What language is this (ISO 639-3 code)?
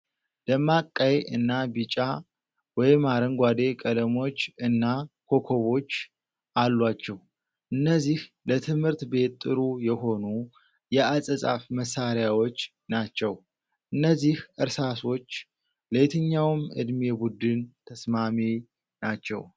amh